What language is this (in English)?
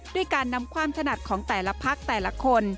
Thai